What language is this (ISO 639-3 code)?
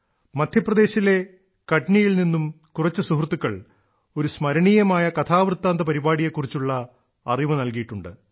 mal